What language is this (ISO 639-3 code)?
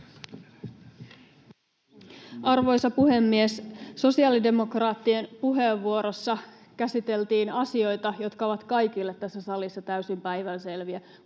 fin